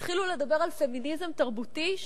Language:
Hebrew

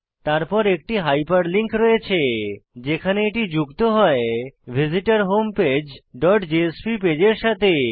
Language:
Bangla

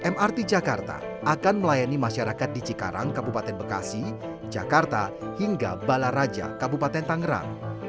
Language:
Indonesian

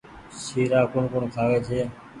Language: Goaria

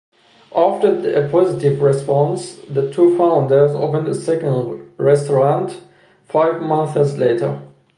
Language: English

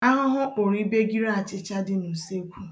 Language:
Igbo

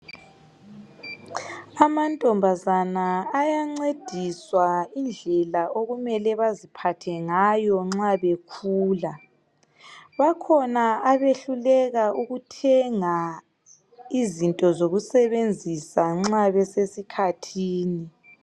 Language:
North Ndebele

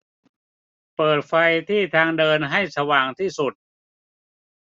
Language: Thai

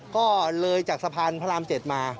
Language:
Thai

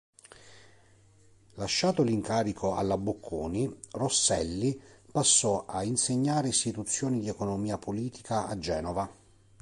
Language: Italian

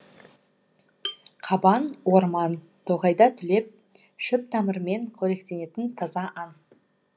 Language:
Kazakh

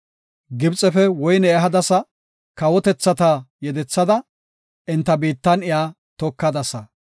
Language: Gofa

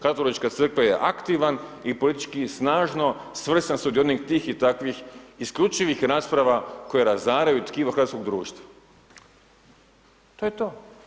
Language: Croatian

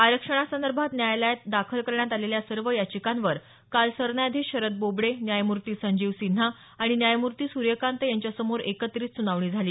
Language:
Marathi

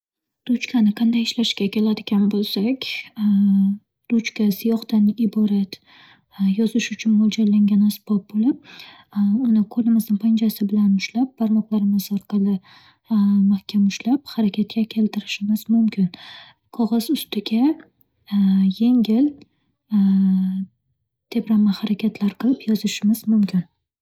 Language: Uzbek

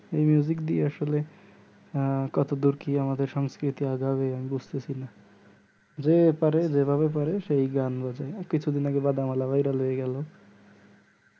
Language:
Bangla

